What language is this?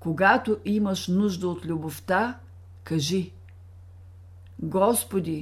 Bulgarian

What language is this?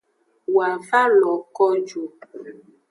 Aja (Benin)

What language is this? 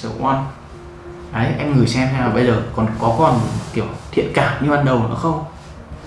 Vietnamese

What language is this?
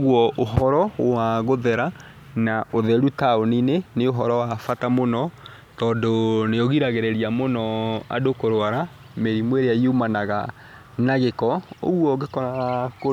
Kikuyu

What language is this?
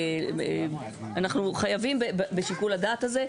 Hebrew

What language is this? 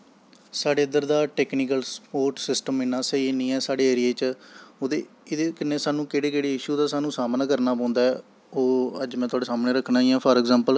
Dogri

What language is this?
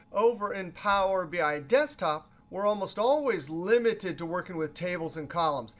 English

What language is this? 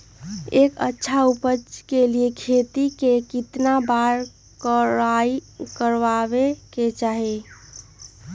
Magahi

